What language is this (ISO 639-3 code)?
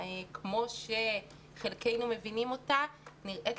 heb